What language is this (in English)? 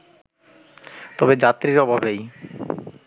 Bangla